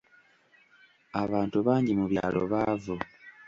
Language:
Ganda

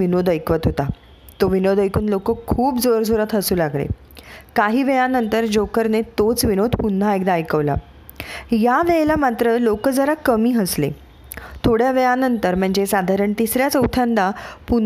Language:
Marathi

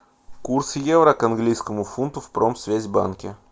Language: Russian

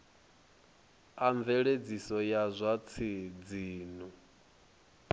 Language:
Venda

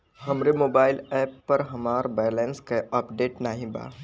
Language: Bhojpuri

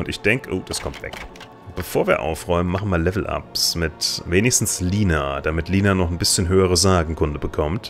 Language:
German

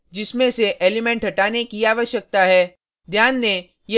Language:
Hindi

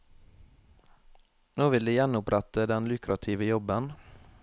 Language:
Norwegian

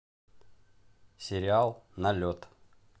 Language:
Russian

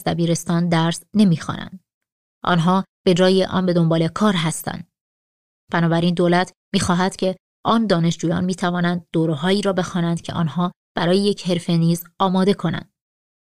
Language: Persian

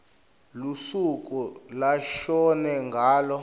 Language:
Swati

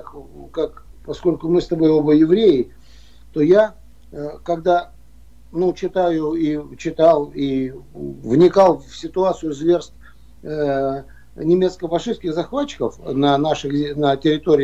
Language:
Russian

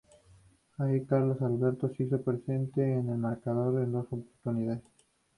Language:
Spanish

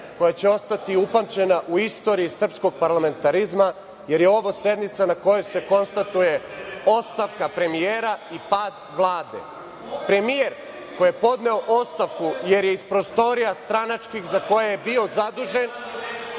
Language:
Serbian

